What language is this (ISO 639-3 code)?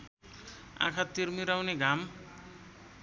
nep